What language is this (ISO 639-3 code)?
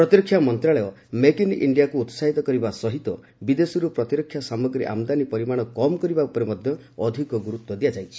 ori